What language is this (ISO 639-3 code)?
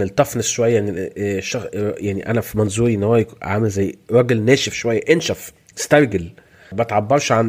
ara